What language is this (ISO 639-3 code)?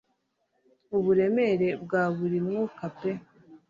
kin